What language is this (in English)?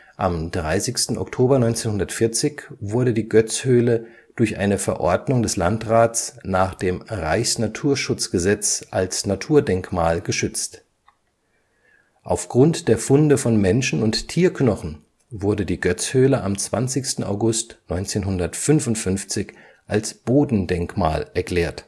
German